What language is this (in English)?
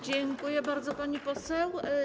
Polish